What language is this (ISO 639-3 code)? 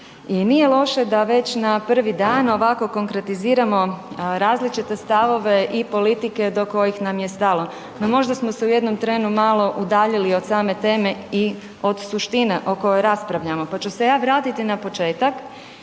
hrv